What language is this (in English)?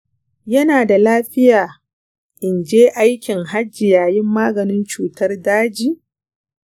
Hausa